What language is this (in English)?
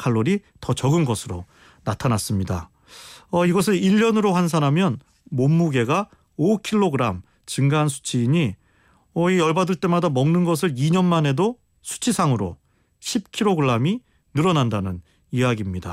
Korean